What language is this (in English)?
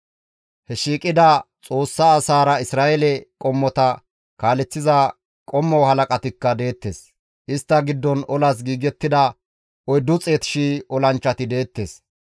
Gamo